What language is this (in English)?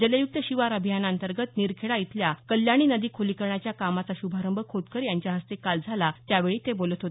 Marathi